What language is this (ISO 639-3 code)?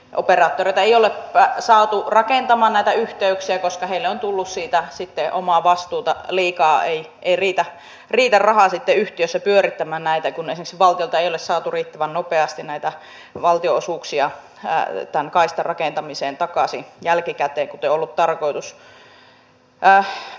fin